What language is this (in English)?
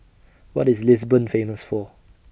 English